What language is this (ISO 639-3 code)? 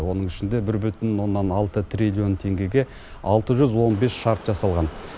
kaz